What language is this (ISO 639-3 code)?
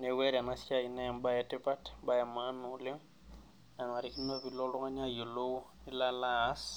mas